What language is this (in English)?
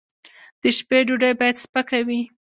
Pashto